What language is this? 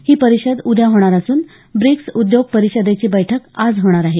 Marathi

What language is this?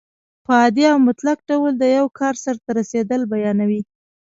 Pashto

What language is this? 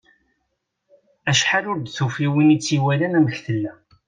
Kabyle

